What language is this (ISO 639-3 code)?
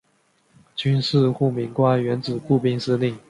zho